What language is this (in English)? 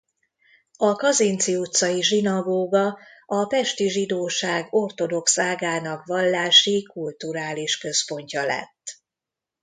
Hungarian